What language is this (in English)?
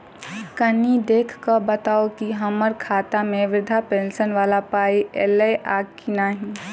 Maithili